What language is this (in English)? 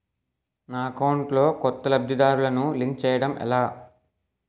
Telugu